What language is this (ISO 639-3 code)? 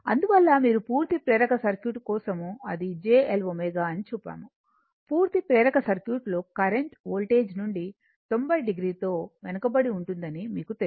tel